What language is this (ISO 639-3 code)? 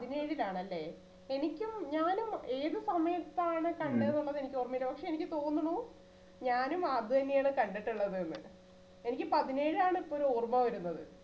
mal